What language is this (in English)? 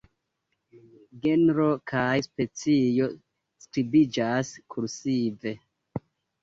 Esperanto